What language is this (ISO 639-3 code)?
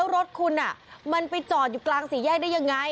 tha